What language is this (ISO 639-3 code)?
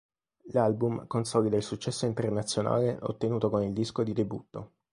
ita